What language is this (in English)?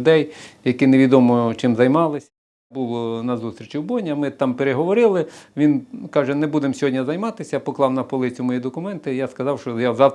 Ukrainian